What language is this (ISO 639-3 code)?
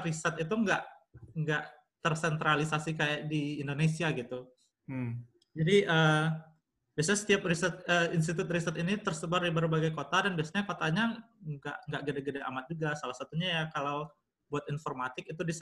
ind